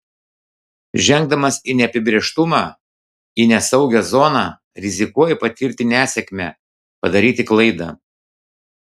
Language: Lithuanian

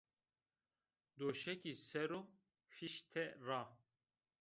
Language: Zaza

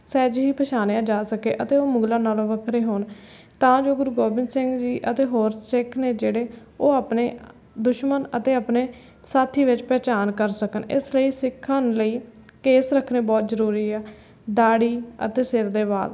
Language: Punjabi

